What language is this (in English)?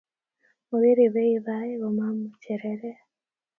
Kalenjin